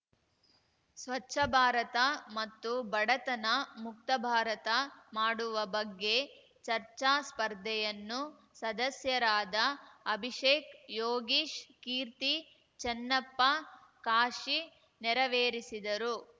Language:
Kannada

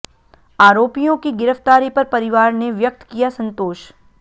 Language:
Hindi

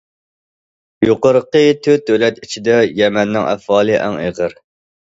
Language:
Uyghur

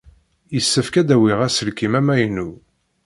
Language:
Kabyle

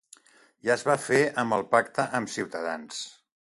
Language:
Catalan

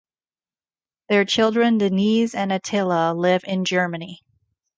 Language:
English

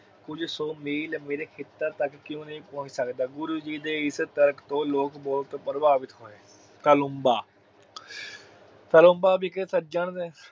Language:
Punjabi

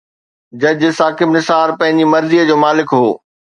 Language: Sindhi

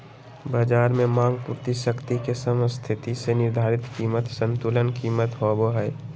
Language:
Magahi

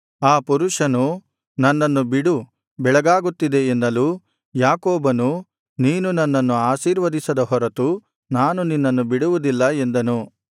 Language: Kannada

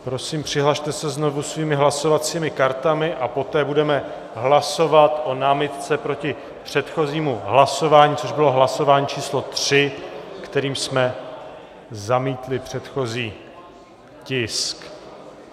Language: Czech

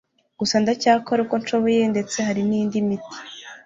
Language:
Kinyarwanda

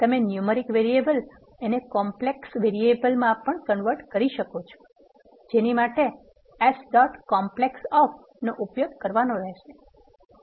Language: Gujarati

